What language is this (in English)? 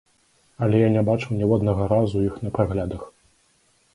Belarusian